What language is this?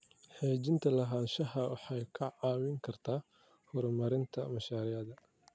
Somali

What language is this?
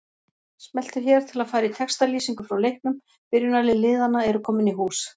Icelandic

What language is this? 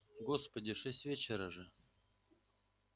Russian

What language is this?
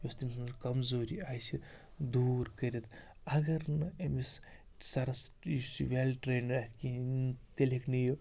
Kashmiri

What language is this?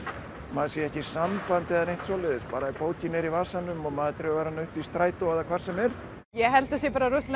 Icelandic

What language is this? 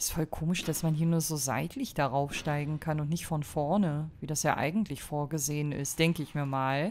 German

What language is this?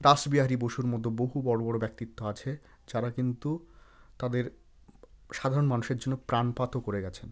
Bangla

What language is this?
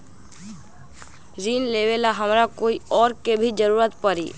Magahi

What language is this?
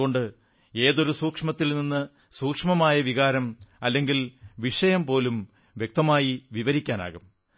Malayalam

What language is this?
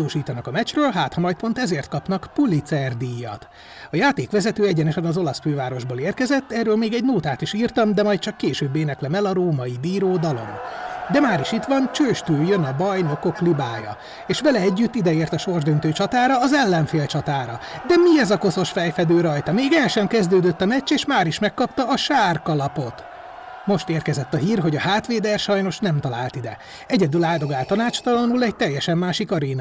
Hungarian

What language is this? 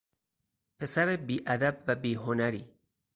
Persian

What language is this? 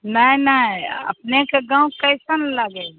Hindi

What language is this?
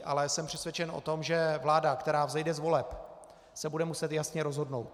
Czech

